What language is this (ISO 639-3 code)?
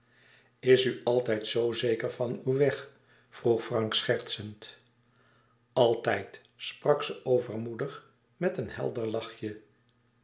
nld